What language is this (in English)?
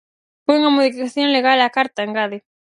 Galician